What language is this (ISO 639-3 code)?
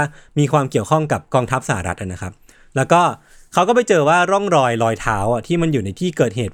tha